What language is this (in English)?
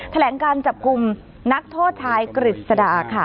Thai